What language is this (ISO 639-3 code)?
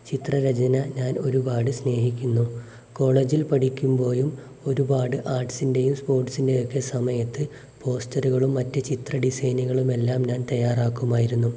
mal